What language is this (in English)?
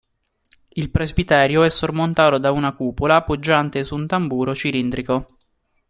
Italian